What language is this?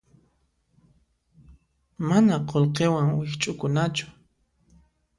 Puno Quechua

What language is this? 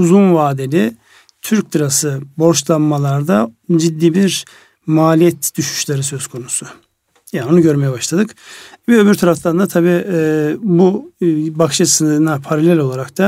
Turkish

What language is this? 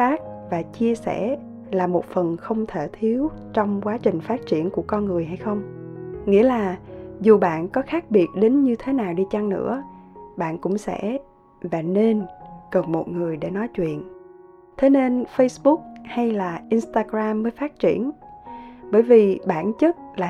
Vietnamese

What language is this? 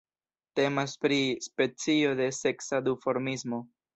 Esperanto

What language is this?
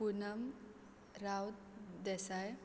Konkani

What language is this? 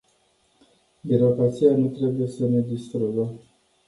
Romanian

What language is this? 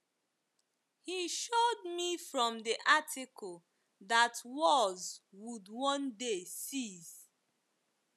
Igbo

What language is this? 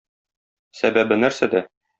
Tatar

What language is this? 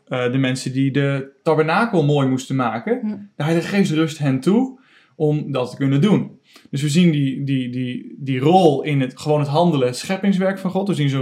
Dutch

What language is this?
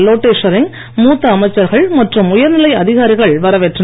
Tamil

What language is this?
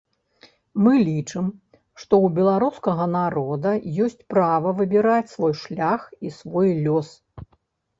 Belarusian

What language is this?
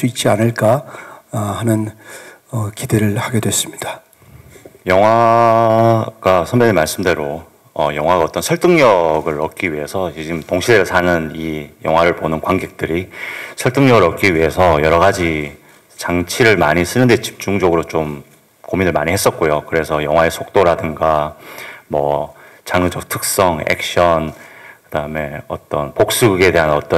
Korean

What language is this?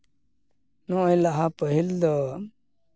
Santali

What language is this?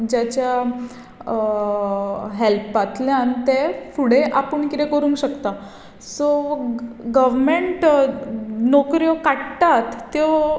Konkani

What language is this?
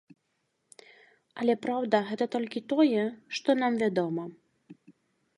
Belarusian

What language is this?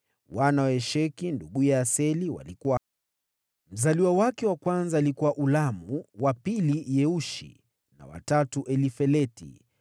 Swahili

